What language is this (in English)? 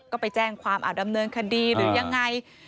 Thai